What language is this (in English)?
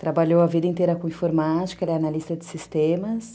Portuguese